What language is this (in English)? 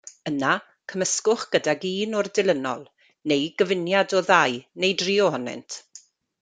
Welsh